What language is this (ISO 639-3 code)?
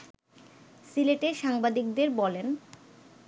ben